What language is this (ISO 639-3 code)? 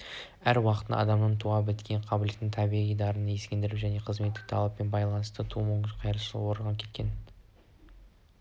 kaz